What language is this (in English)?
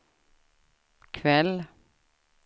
Swedish